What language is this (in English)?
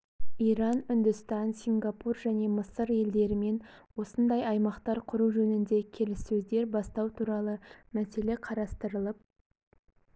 Kazakh